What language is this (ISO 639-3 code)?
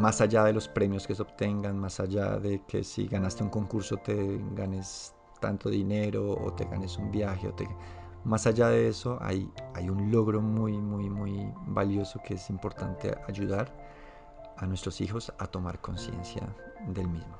spa